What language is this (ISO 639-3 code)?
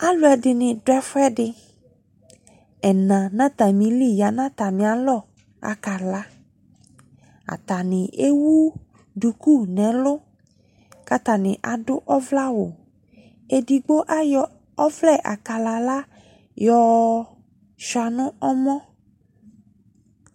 kpo